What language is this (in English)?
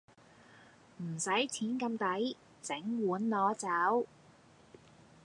Cantonese